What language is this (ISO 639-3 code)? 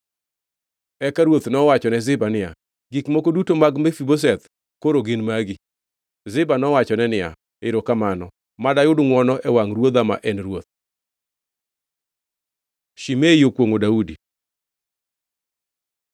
luo